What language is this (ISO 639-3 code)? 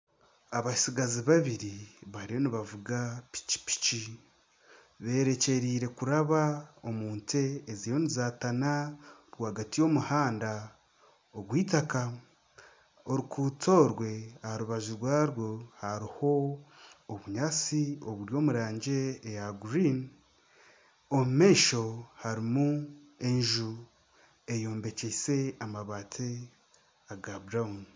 nyn